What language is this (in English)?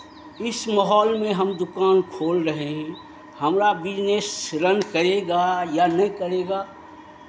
Hindi